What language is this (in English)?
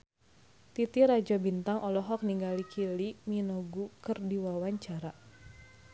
Sundanese